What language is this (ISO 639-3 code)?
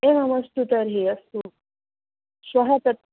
san